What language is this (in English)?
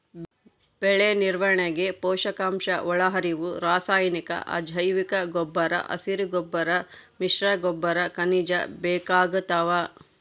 Kannada